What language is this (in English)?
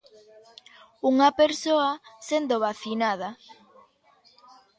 Galician